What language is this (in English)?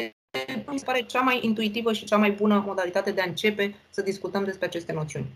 Romanian